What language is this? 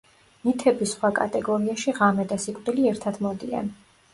Georgian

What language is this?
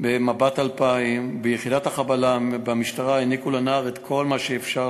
Hebrew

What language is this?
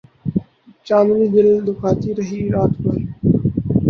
Urdu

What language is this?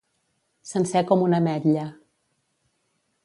Catalan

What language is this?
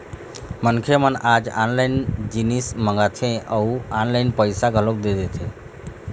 Chhattisgarhi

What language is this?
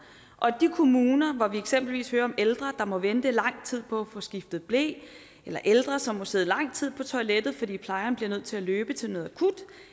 Danish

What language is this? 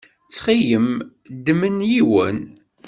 Kabyle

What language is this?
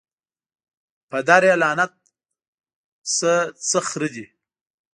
Pashto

